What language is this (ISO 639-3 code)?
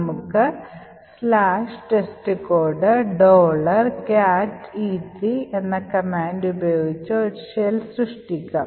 mal